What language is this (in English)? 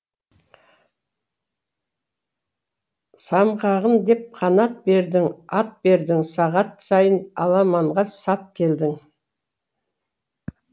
Kazakh